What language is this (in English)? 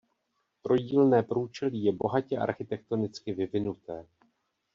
Czech